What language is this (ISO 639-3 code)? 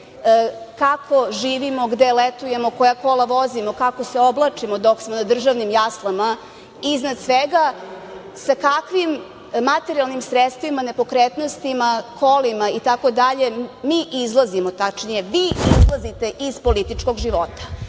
srp